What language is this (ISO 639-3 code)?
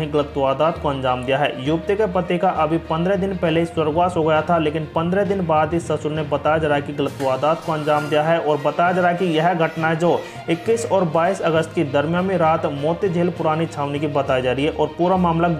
hin